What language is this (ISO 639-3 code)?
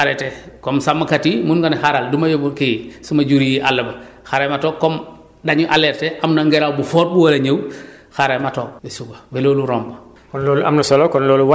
wol